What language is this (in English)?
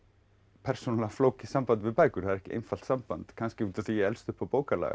Icelandic